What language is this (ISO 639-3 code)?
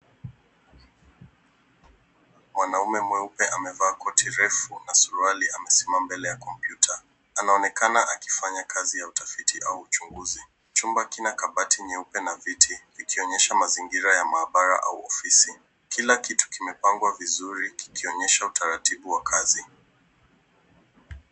swa